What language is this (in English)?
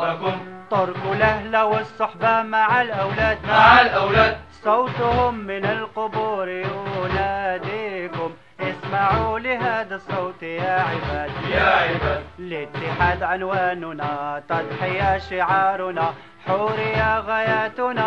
Arabic